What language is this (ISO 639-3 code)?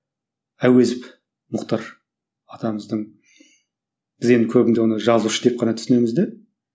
kaz